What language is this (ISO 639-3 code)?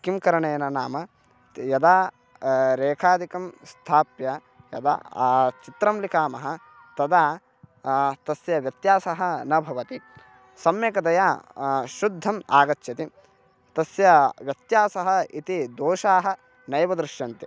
san